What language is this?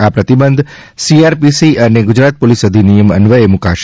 Gujarati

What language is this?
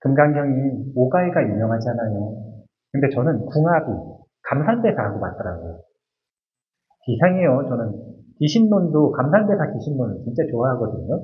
Korean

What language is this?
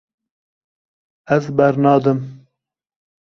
Kurdish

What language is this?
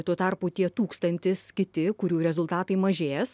Lithuanian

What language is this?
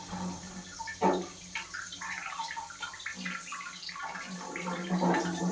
Kannada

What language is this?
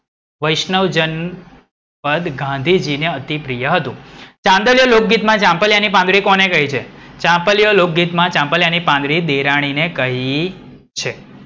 Gujarati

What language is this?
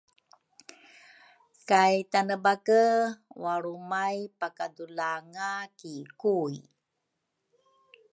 Rukai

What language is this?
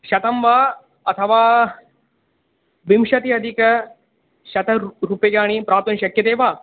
Sanskrit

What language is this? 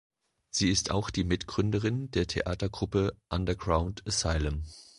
German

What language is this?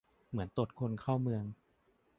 Thai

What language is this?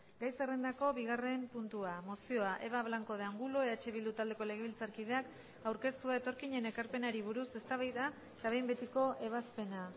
Basque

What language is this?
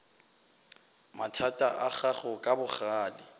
Northern Sotho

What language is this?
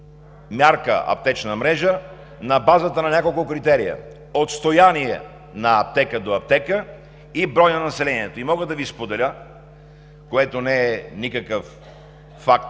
Bulgarian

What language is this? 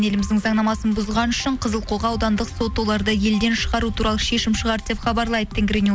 Kazakh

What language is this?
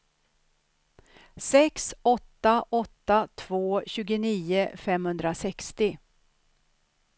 Swedish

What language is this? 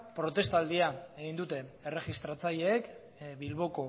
Basque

